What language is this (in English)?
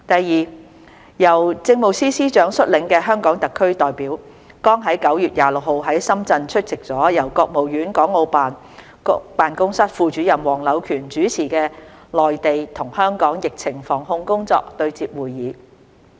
Cantonese